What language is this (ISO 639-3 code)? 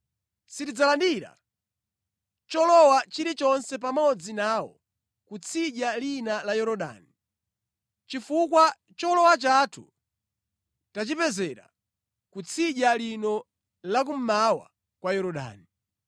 nya